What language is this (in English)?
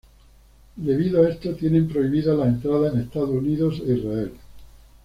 Spanish